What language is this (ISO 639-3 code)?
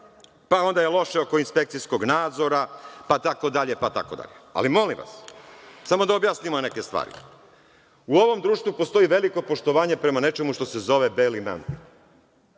srp